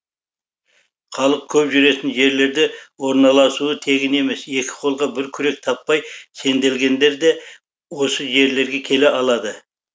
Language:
Kazakh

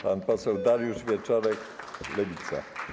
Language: Polish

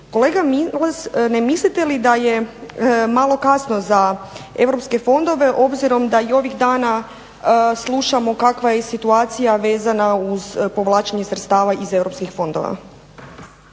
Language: Croatian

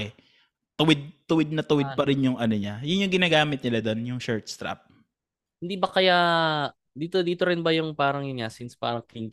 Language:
Filipino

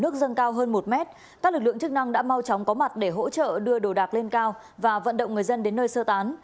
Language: Vietnamese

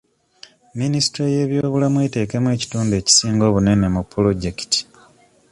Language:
Ganda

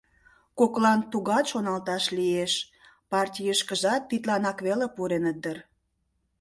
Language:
Mari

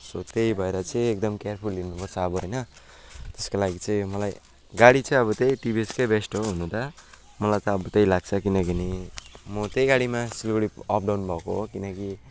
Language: Nepali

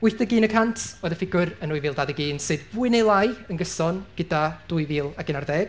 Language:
Welsh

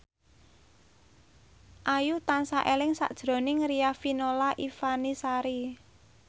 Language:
Javanese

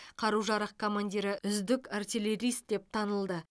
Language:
Kazakh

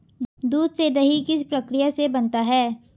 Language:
Hindi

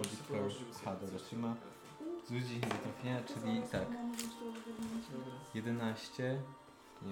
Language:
Polish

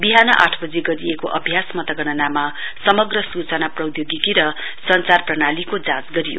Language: Nepali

